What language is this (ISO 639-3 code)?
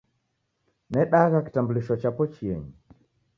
dav